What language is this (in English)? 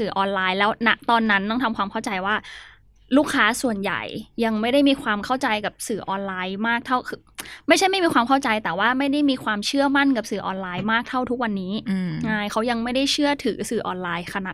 Thai